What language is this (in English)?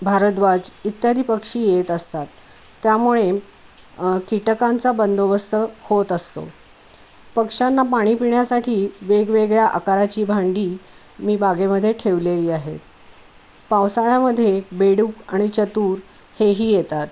Marathi